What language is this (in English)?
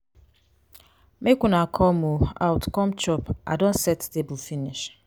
Nigerian Pidgin